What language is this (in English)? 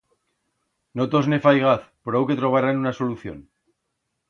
Aragonese